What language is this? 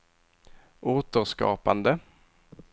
Swedish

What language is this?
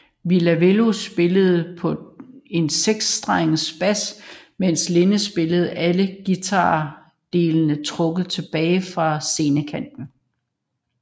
Danish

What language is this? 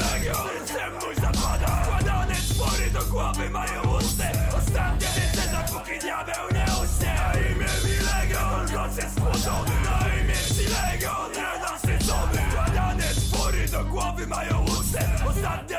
Polish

